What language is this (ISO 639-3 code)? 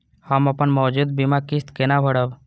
mai